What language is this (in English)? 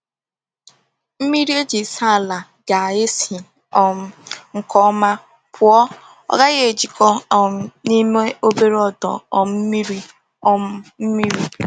Igbo